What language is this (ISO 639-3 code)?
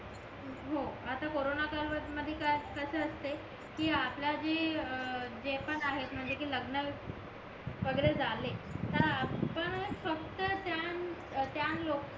mar